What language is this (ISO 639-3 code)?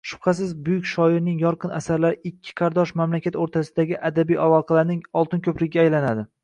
uzb